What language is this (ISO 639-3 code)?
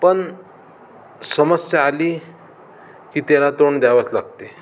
mar